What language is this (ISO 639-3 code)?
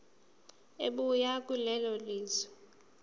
zul